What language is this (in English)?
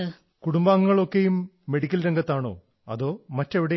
Malayalam